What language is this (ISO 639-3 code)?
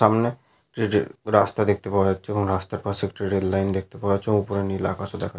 ben